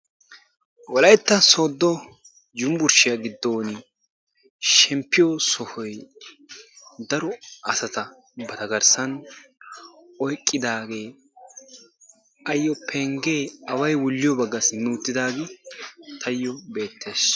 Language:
Wolaytta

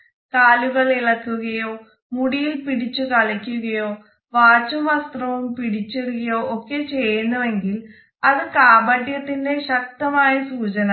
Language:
Malayalam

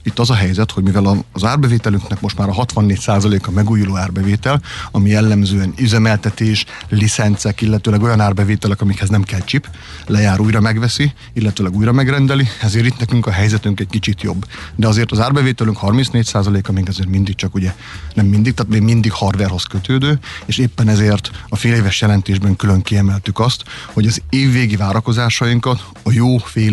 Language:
Hungarian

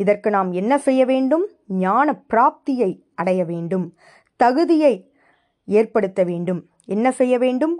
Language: Tamil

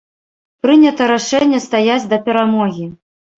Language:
Belarusian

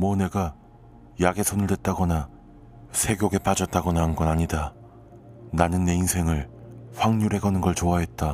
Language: Korean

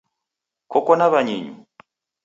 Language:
Taita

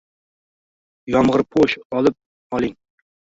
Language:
Uzbek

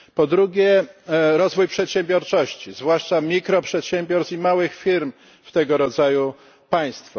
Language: Polish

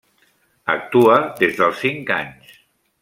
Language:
Catalan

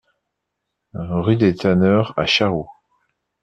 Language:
French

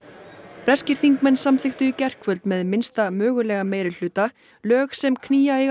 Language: Icelandic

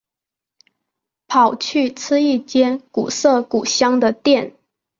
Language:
Chinese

